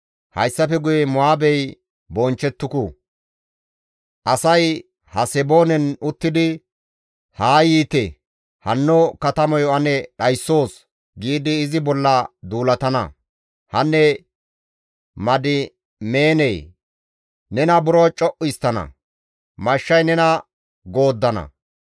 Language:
Gamo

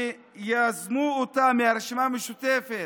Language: Hebrew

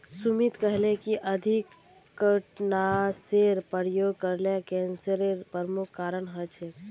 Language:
Magahi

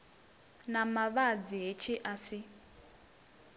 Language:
Venda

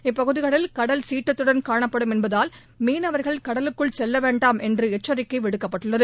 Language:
Tamil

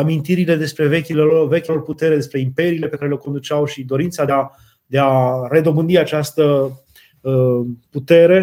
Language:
Romanian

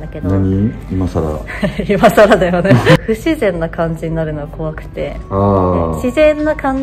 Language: Japanese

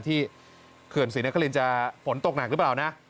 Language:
Thai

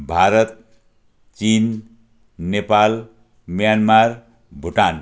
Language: Nepali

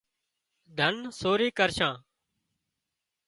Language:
Wadiyara Koli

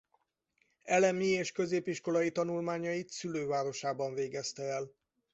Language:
Hungarian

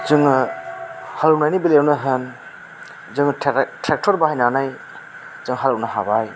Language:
Bodo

